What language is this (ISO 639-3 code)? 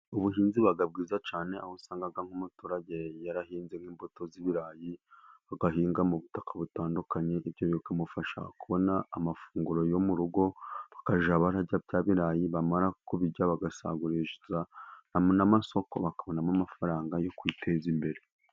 kin